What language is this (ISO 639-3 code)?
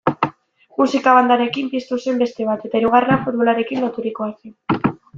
eus